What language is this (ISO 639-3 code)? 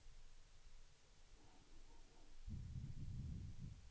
swe